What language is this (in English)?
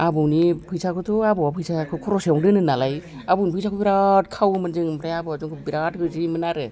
Bodo